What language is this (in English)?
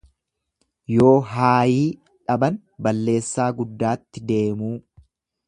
Oromo